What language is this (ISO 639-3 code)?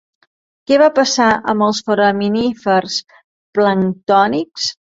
cat